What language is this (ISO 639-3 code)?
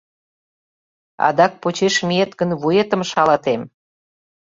chm